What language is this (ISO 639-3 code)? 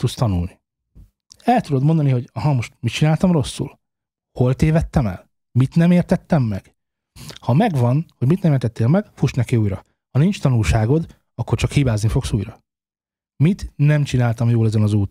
hun